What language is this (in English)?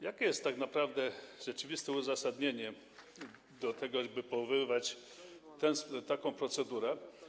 Polish